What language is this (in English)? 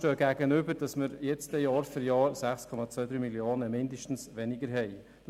Swiss German